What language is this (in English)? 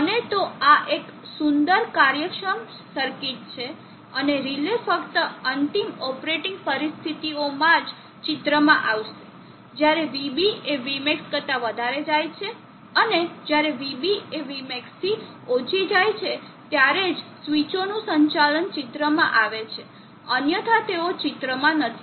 Gujarati